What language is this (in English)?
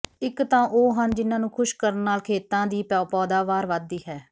Punjabi